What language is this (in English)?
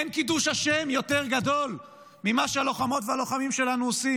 Hebrew